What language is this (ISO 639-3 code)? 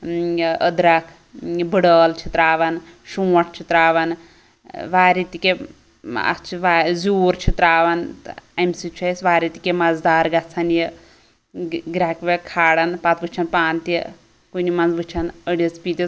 kas